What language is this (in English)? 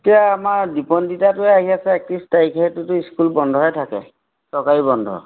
Assamese